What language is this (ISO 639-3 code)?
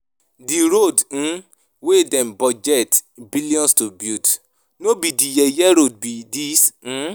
pcm